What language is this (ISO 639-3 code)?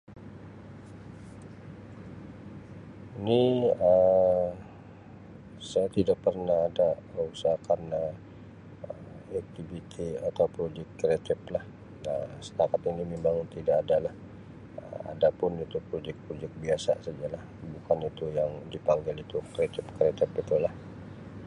msi